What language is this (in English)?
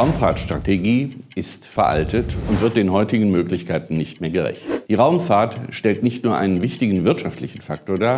German